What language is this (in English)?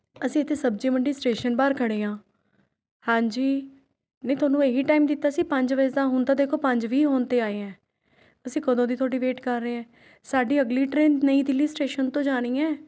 Punjabi